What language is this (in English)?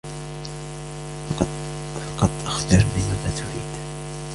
Arabic